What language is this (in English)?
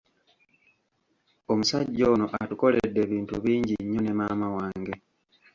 Ganda